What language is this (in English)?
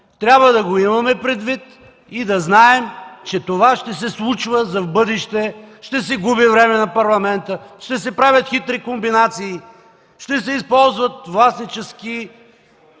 Bulgarian